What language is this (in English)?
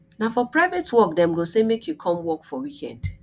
Nigerian Pidgin